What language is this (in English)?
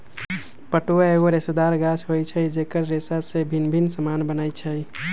Magahi